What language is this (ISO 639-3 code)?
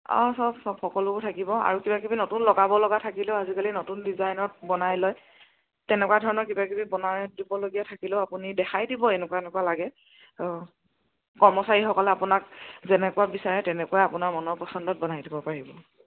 asm